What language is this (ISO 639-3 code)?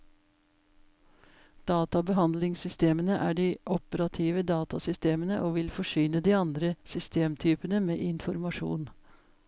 nor